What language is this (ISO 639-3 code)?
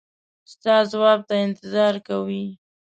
pus